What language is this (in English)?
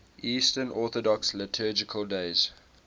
English